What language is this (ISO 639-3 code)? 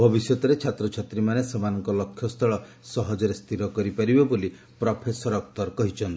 ori